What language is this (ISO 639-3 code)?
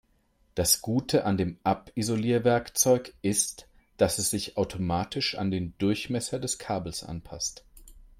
deu